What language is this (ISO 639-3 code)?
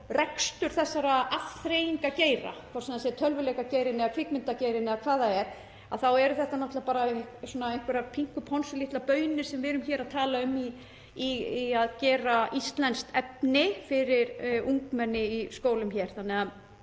isl